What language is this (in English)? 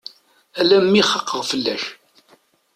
Kabyle